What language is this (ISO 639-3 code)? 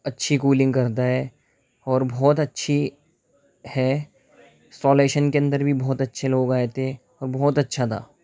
urd